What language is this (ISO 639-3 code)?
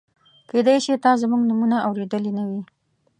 pus